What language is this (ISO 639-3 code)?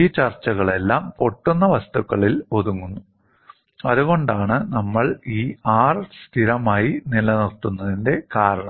mal